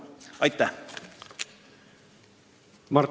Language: Estonian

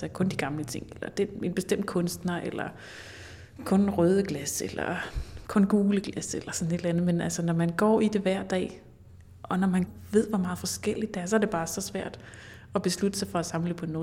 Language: Danish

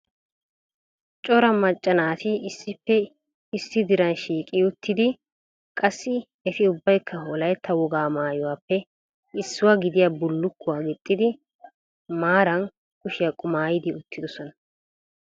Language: Wolaytta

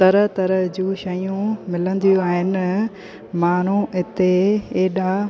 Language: Sindhi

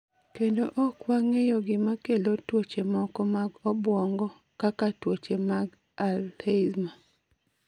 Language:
Luo (Kenya and Tanzania)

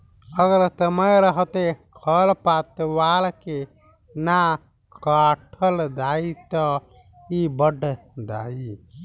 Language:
Bhojpuri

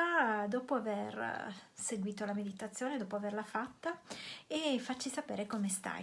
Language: Italian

